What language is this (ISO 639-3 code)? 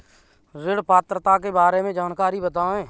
hin